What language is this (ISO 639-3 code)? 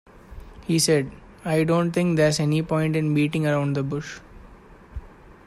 eng